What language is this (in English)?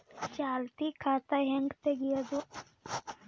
Kannada